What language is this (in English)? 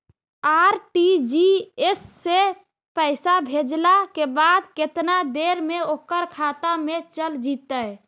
Magahi